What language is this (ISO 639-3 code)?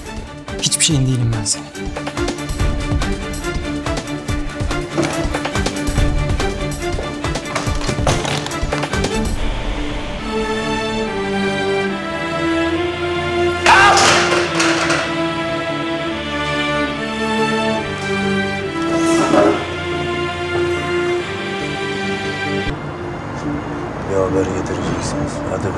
tur